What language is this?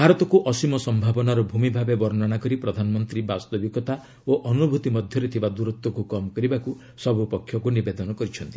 Odia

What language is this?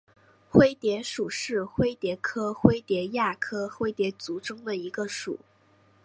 Chinese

